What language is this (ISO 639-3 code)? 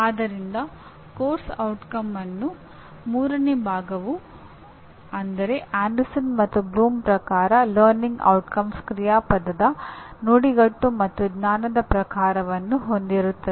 kan